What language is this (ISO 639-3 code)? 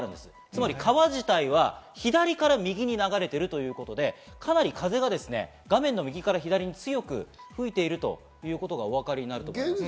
jpn